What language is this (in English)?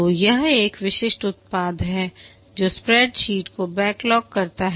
Hindi